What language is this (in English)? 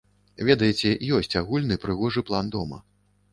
Belarusian